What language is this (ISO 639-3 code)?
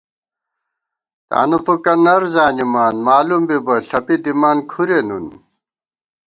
gwt